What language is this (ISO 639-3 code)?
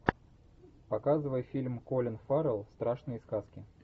rus